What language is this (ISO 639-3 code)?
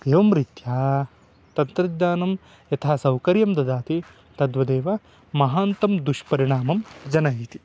san